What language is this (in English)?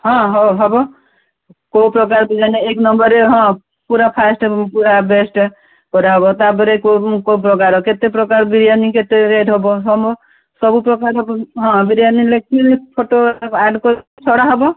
Odia